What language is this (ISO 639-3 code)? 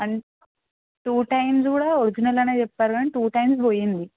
tel